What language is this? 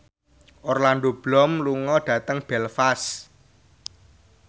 Javanese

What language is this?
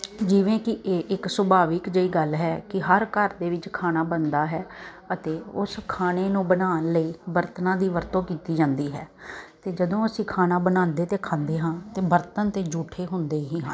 Punjabi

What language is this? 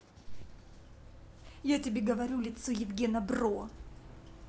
Russian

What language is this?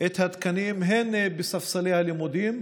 Hebrew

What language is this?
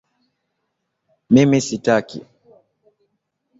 Swahili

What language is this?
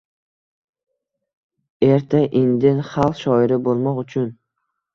Uzbek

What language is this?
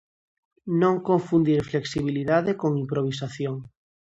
Galician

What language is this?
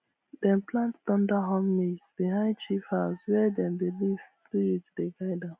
Nigerian Pidgin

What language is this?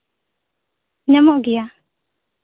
Santali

